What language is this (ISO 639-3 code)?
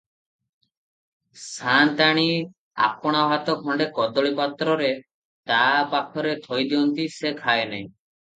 ori